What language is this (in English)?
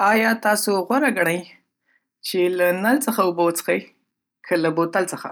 Pashto